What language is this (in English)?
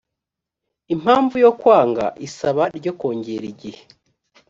Kinyarwanda